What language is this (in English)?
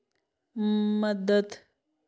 Dogri